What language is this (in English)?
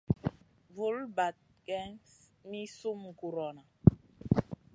Masana